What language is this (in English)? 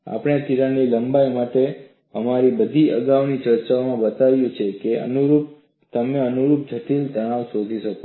Gujarati